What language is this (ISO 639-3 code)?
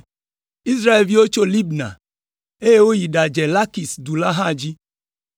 ewe